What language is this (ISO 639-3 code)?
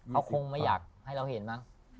tha